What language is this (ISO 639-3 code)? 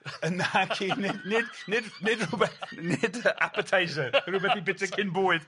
cym